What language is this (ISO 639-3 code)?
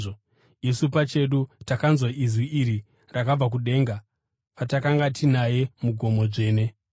sna